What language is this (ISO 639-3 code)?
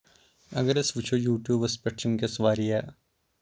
kas